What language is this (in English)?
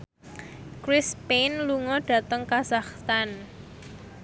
Javanese